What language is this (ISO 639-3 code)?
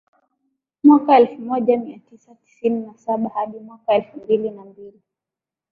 swa